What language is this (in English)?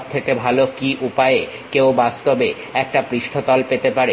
Bangla